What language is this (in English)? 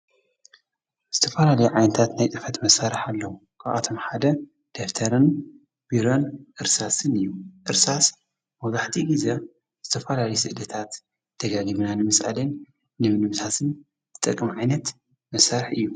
Tigrinya